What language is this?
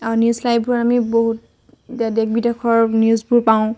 Assamese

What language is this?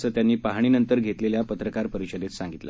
Marathi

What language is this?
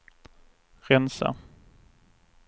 Swedish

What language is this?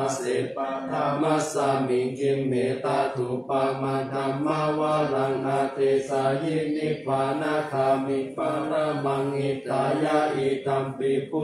Thai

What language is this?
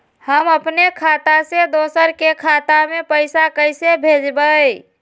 Magahi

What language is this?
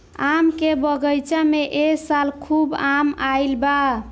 Bhojpuri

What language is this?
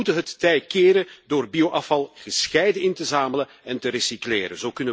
Dutch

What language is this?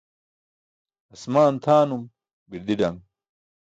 Burushaski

